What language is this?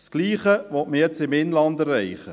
Swiss German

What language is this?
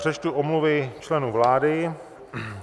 Czech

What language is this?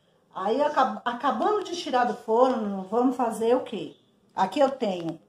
Portuguese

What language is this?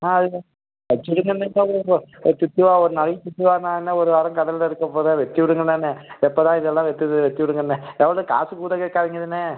Tamil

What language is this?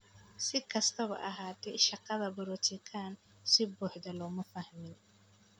Somali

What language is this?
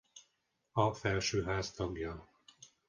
Hungarian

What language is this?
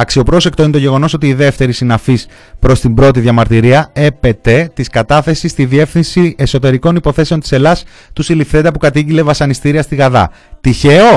Greek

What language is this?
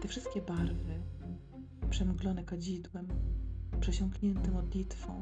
Polish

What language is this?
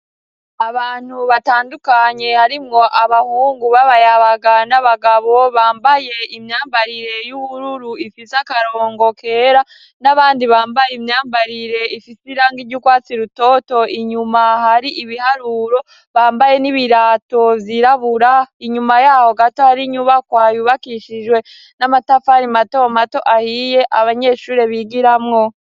Rundi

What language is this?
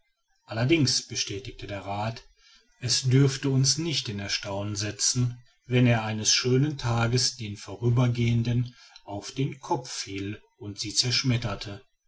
German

